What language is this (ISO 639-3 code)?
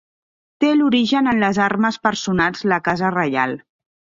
cat